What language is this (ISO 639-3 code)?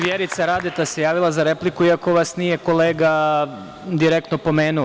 srp